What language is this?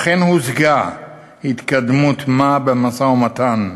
Hebrew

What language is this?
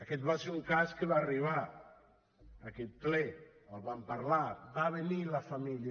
Catalan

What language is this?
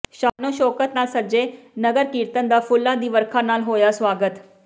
Punjabi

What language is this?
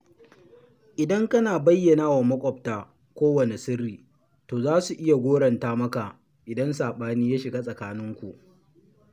Hausa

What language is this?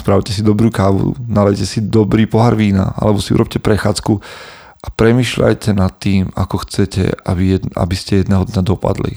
Slovak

